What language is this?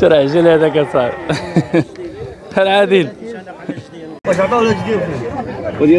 Arabic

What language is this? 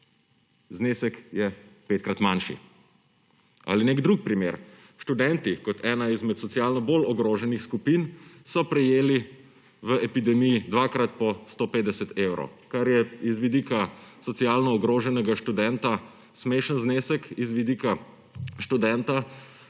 Slovenian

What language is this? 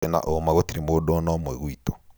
Kikuyu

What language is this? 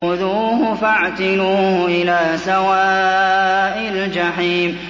Arabic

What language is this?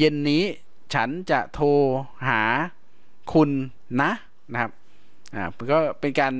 Thai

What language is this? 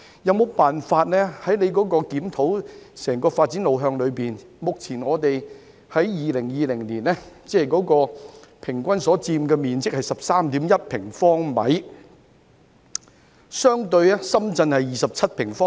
Cantonese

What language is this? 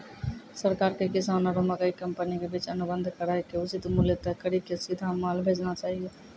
Maithili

